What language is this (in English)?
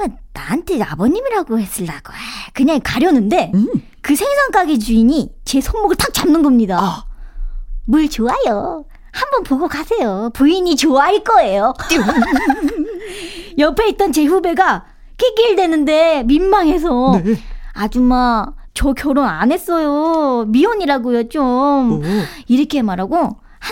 Korean